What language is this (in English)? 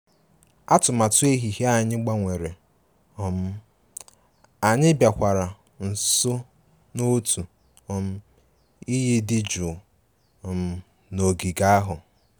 Igbo